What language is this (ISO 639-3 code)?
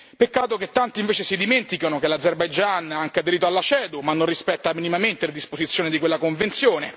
ita